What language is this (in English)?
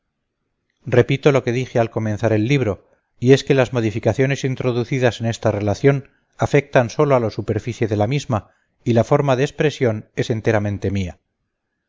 Spanish